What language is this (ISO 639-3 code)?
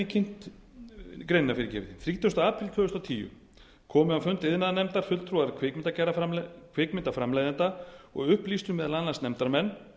isl